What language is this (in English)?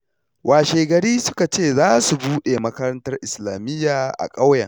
Hausa